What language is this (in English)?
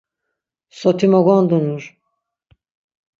Laz